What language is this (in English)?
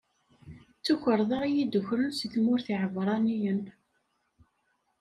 Kabyle